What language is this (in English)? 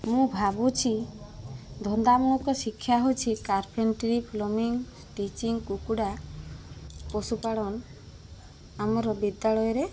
Odia